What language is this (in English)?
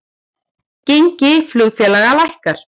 Icelandic